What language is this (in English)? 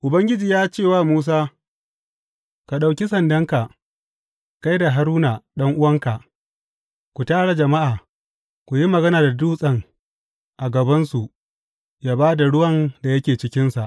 Hausa